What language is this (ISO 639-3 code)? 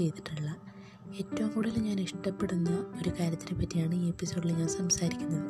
mal